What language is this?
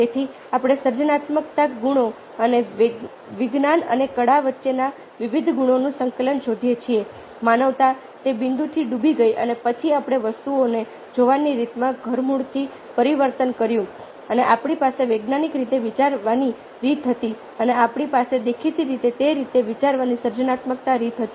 Gujarati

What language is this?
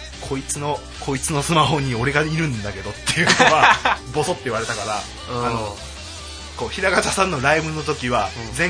Japanese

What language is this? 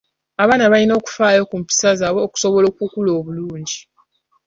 Ganda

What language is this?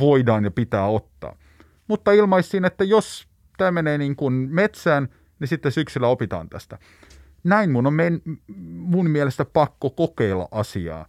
Finnish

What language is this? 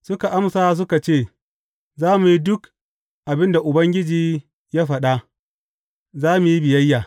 Hausa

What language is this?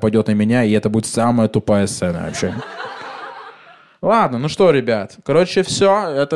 Russian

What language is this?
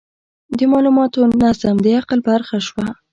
Pashto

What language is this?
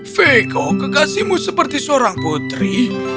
Indonesian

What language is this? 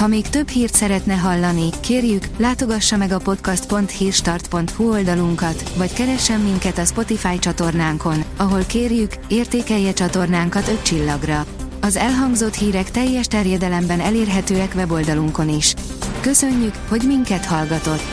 Hungarian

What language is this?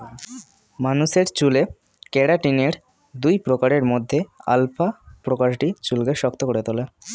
Bangla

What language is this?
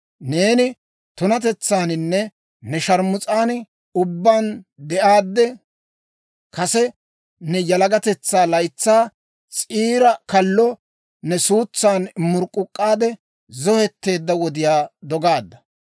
Dawro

